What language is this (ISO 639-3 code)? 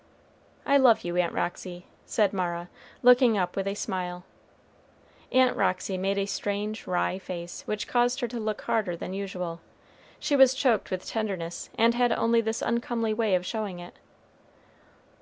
eng